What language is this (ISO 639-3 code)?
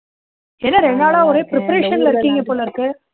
tam